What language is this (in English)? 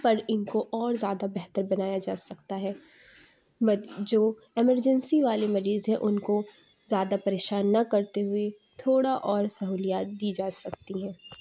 Urdu